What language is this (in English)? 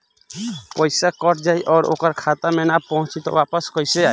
Bhojpuri